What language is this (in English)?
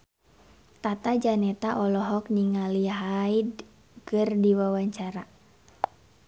Sundanese